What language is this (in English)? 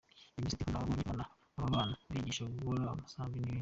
Kinyarwanda